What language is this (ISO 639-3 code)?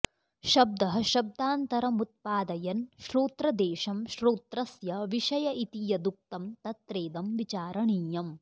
san